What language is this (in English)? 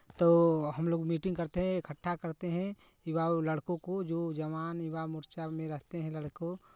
Hindi